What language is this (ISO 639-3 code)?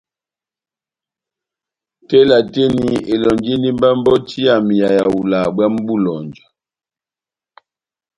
bnm